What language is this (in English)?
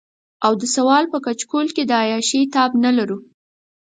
Pashto